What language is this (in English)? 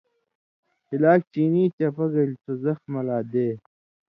Indus Kohistani